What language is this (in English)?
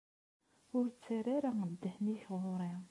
Kabyle